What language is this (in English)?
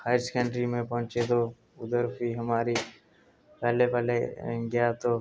Dogri